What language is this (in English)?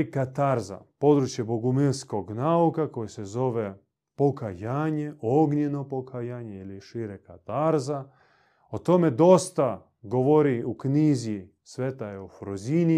Croatian